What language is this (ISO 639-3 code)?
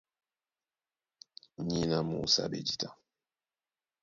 dua